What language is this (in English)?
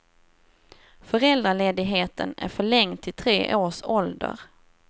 Swedish